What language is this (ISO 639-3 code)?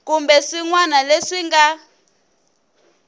tso